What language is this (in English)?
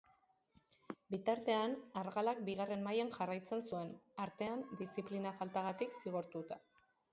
Basque